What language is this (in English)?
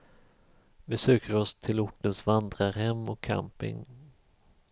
Swedish